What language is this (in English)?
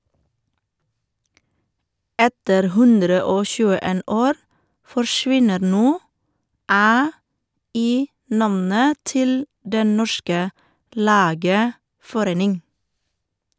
Norwegian